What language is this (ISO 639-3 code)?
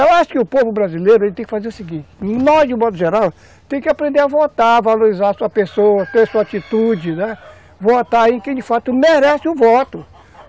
por